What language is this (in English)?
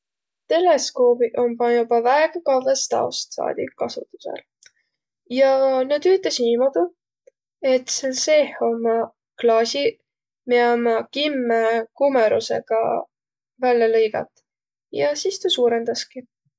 Võro